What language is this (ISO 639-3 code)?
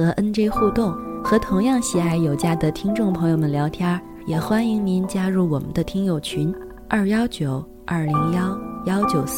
zho